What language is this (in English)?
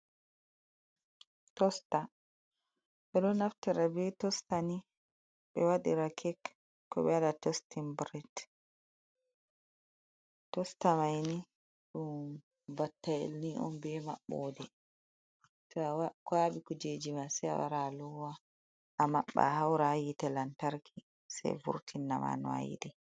Fula